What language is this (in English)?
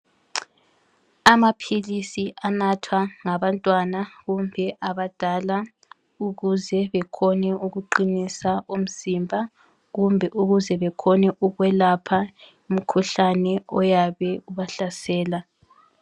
North Ndebele